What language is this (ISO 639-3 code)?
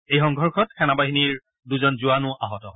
asm